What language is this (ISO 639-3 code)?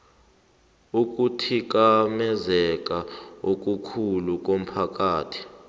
nbl